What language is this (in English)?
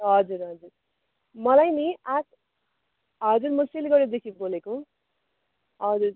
Nepali